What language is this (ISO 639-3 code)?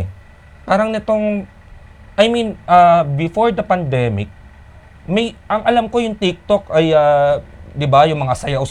fil